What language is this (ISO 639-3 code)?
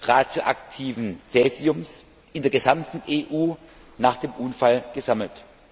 deu